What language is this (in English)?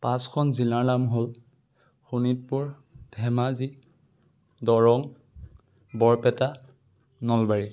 Assamese